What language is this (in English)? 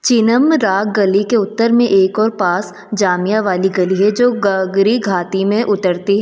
Hindi